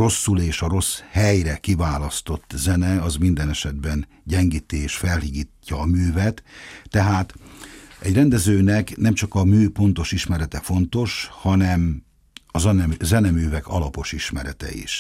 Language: Hungarian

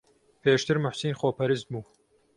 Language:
Central Kurdish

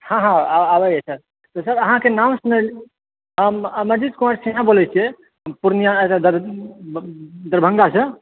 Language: Maithili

